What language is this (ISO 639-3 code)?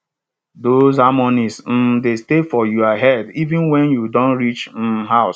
pcm